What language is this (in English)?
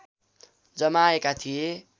Nepali